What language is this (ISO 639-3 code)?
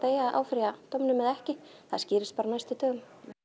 isl